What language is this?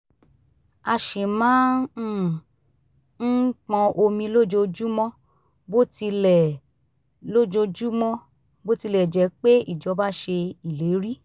Yoruba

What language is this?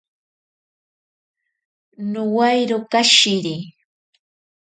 Ashéninka Perené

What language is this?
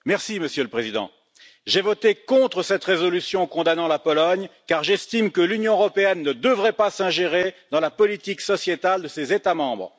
French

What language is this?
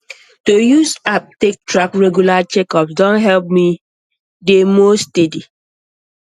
Nigerian Pidgin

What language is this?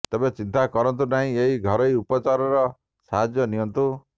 Odia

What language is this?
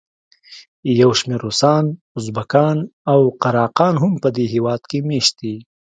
Pashto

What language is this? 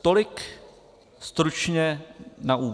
Czech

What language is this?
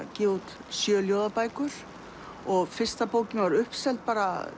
Icelandic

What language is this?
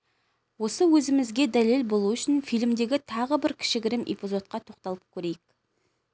Kazakh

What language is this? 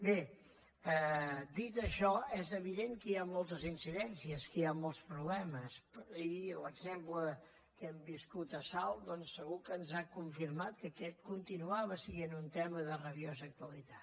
Catalan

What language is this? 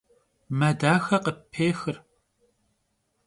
Kabardian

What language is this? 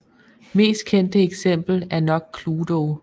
Danish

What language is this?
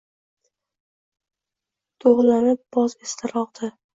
Uzbek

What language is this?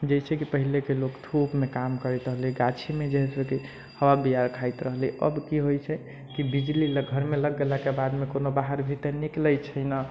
Maithili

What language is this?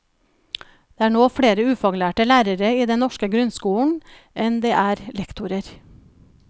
Norwegian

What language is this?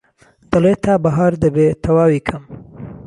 Central Kurdish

